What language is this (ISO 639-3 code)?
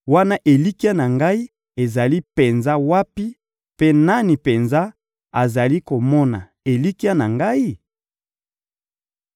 lin